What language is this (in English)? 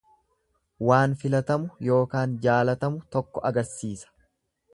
Oromo